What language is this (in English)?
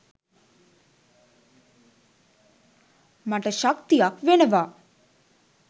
Sinhala